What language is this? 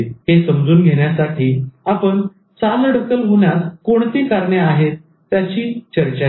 Marathi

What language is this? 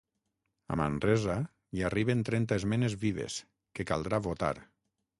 Catalan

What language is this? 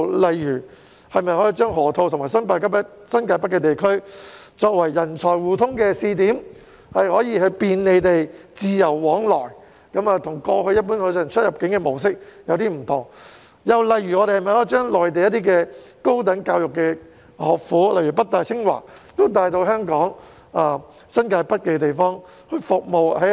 Cantonese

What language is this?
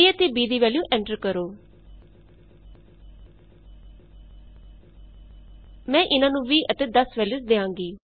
Punjabi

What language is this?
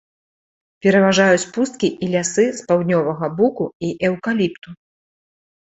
Belarusian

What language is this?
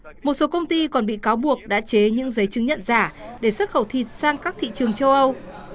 Vietnamese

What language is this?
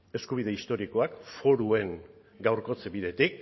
Basque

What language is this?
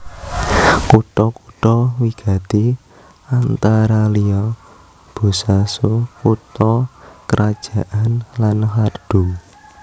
Javanese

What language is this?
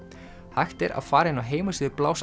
Icelandic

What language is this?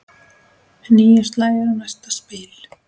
Icelandic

